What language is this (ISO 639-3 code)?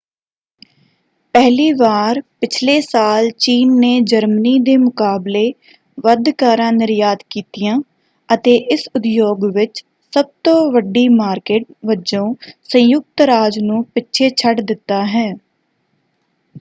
pan